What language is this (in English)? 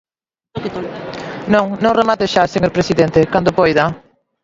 Galician